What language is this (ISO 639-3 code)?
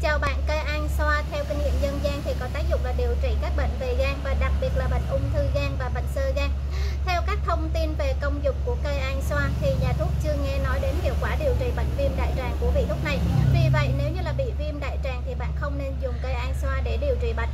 vie